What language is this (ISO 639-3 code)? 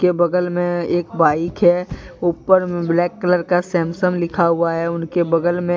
hin